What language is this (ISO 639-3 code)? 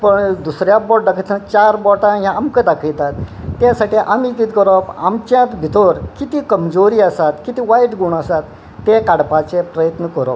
kok